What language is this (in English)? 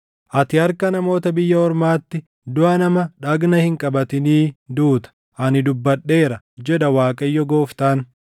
Oromo